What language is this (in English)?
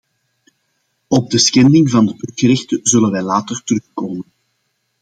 Dutch